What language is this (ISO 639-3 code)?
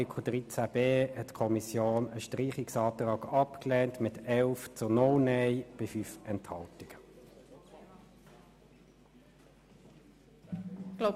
gsw